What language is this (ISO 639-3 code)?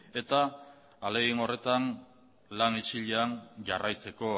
eus